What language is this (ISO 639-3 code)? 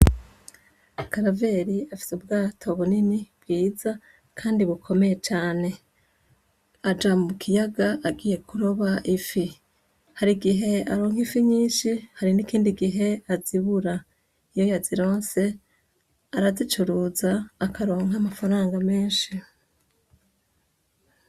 run